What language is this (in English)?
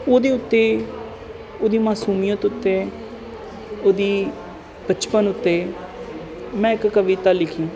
Punjabi